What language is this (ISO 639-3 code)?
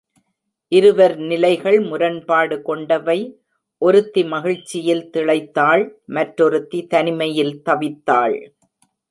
tam